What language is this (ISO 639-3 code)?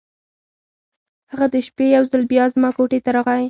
pus